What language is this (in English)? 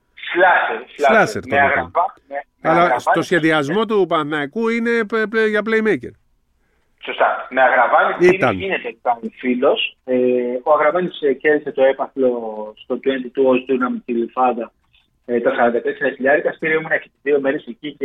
Greek